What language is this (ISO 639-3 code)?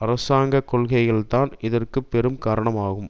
tam